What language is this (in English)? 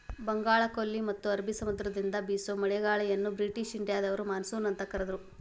Kannada